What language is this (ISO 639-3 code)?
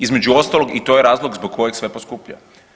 hrv